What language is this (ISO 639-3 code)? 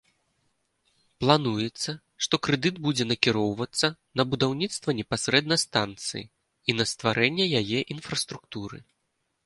bel